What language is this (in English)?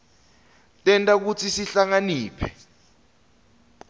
Swati